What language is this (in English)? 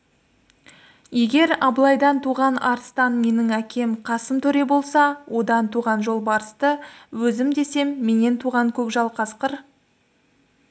Kazakh